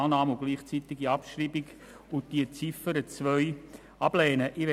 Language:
Swiss German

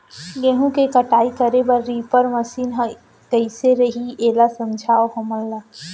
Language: Chhattisgarhi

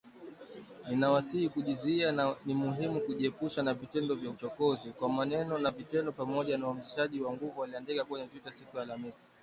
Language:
Swahili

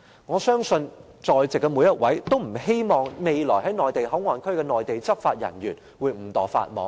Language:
Cantonese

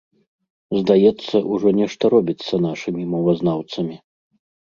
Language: Belarusian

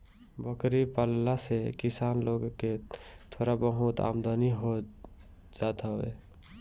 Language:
Bhojpuri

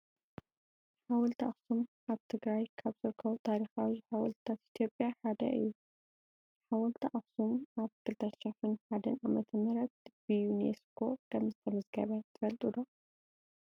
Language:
Tigrinya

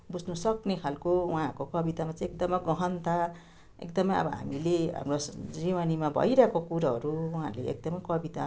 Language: Nepali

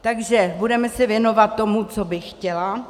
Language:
Czech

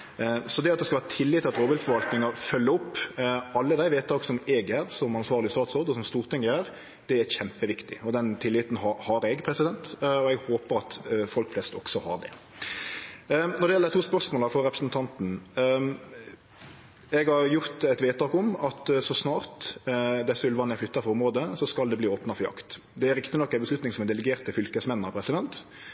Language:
Norwegian Nynorsk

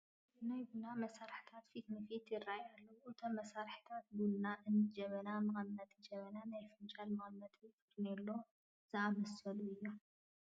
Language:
Tigrinya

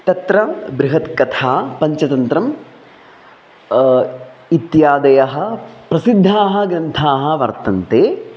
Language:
Sanskrit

